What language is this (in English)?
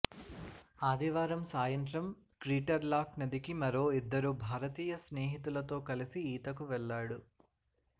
Telugu